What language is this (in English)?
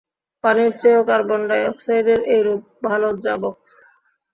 Bangla